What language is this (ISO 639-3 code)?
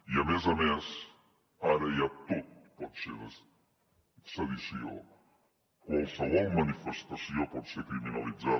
cat